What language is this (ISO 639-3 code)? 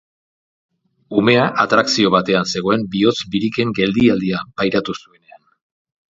eus